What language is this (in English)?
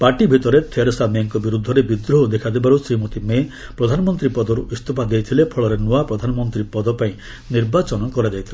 Odia